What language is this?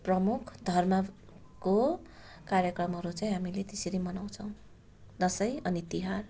Nepali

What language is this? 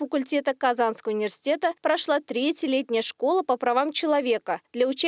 Russian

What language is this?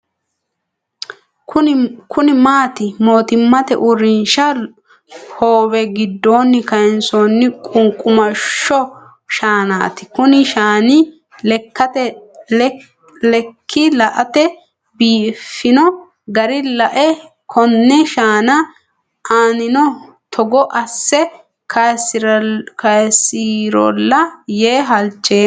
Sidamo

